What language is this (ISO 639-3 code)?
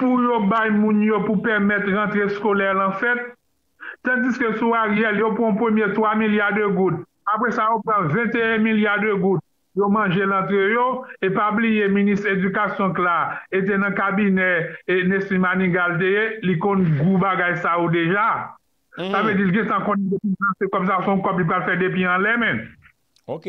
fra